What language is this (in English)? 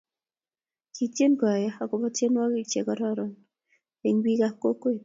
Kalenjin